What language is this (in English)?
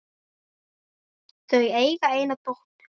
Icelandic